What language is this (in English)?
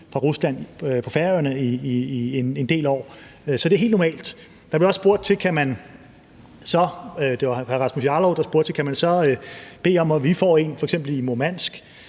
Danish